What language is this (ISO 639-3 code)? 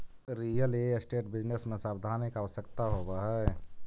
mag